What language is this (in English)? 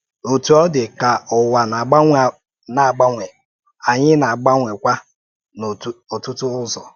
Igbo